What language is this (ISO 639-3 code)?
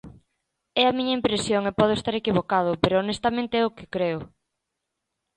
glg